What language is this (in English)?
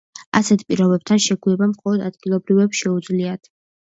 Georgian